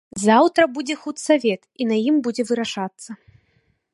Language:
Belarusian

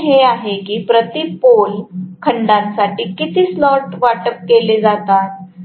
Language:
Marathi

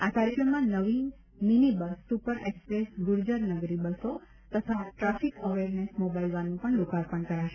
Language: Gujarati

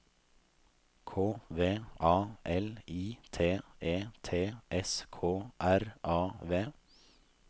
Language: Norwegian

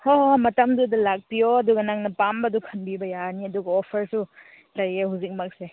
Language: Manipuri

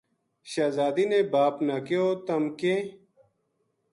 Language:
Gujari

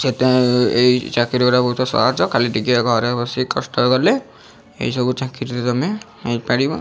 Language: Odia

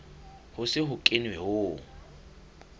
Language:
Southern Sotho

